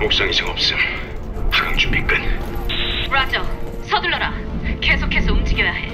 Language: Korean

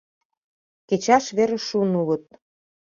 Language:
Mari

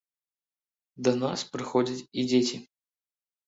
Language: Belarusian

